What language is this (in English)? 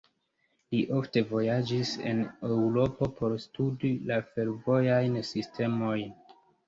Esperanto